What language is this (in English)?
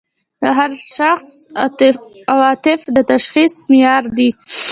Pashto